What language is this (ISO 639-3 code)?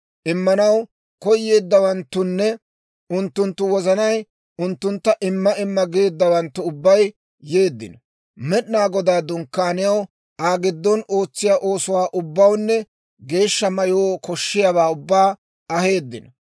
dwr